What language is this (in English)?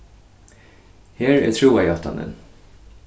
Faroese